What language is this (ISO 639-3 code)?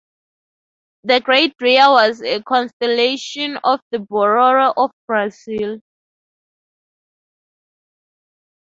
eng